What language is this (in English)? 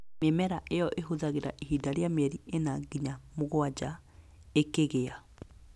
Kikuyu